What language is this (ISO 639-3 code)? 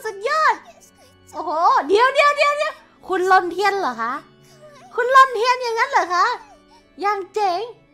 tha